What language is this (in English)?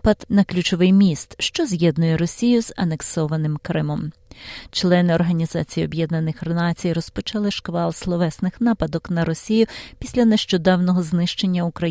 Ukrainian